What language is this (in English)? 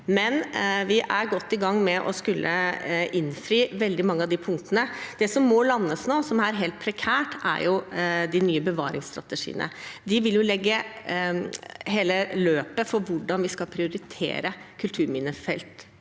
Norwegian